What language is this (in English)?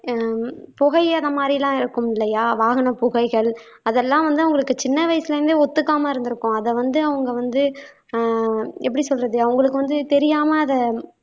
Tamil